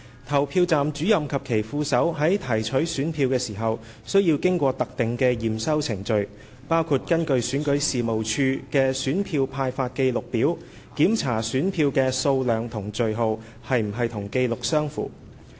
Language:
Cantonese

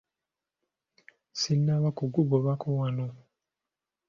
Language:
Ganda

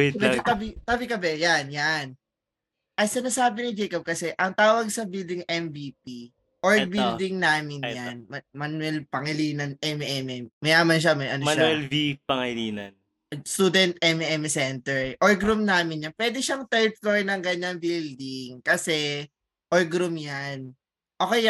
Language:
Filipino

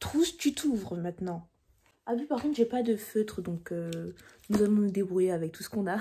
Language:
French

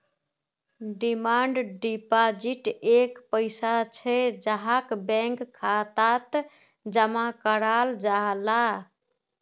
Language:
Magahi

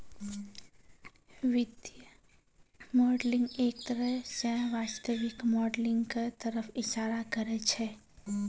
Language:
Maithili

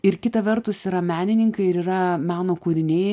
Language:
Lithuanian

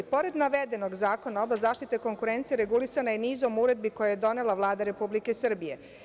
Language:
Serbian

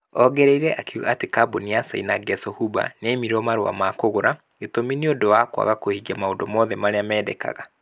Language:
Kikuyu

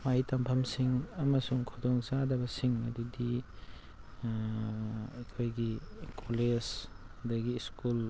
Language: Manipuri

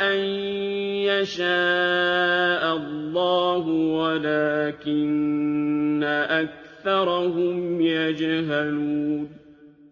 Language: Arabic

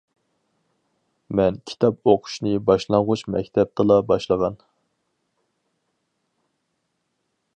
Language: Uyghur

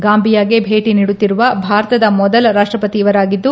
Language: Kannada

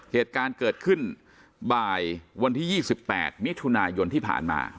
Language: Thai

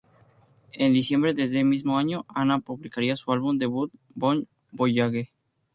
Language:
Spanish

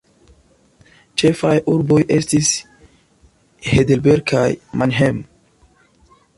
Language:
Esperanto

